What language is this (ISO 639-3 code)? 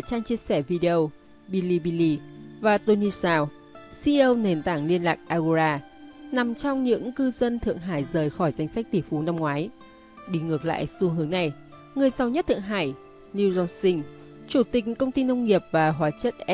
vie